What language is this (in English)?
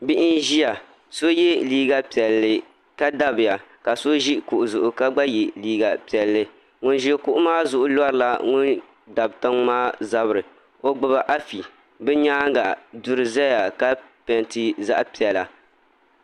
Dagbani